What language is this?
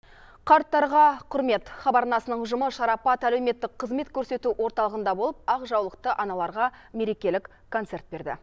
Kazakh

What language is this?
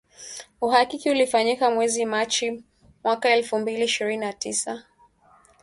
Swahili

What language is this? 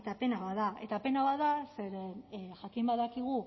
Basque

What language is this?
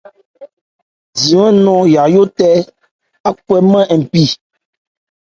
Ebrié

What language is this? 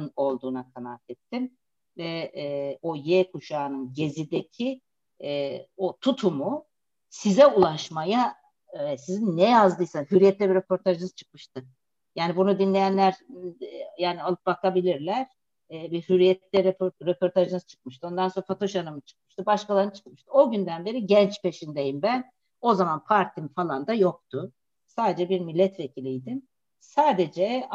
Turkish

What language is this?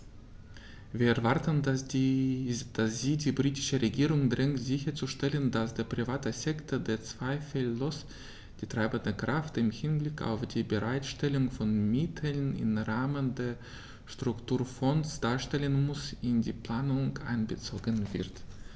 German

